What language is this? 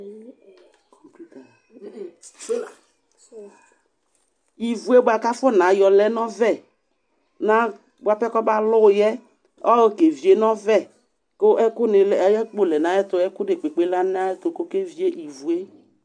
Ikposo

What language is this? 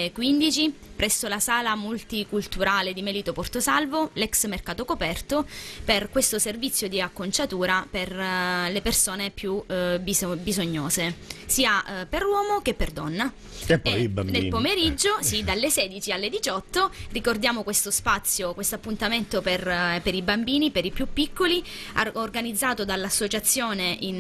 Italian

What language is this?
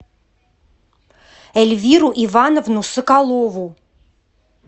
Russian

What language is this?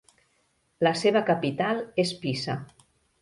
Catalan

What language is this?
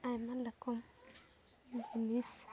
Santali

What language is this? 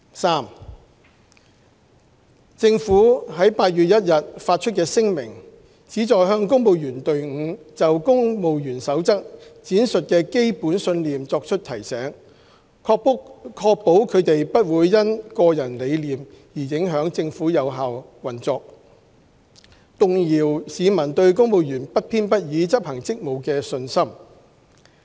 Cantonese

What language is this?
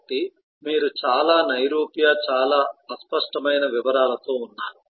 Telugu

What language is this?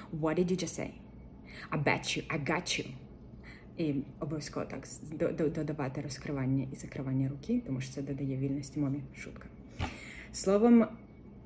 Ukrainian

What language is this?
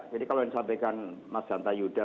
Indonesian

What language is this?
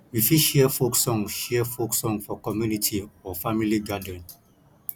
Nigerian Pidgin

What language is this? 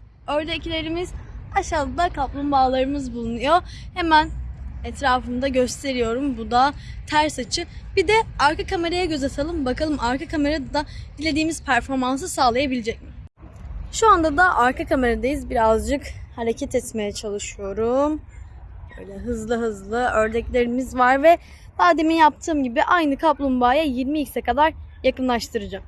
Turkish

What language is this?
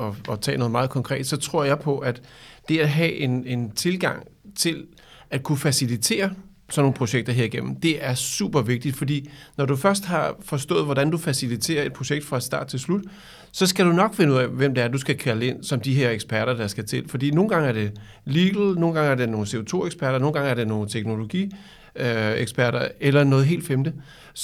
Danish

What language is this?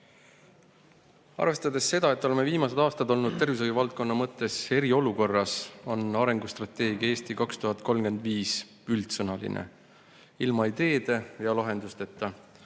Estonian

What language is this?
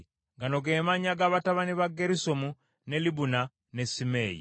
Ganda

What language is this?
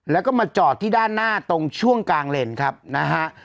Thai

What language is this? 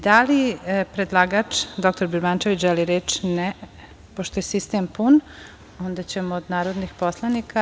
Serbian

